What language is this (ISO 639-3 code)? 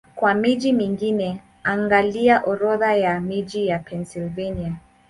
swa